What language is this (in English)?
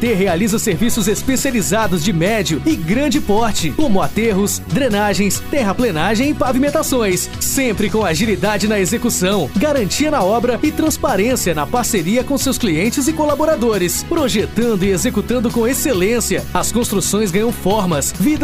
Portuguese